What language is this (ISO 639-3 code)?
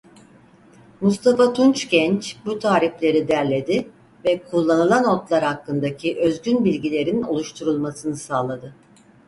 tur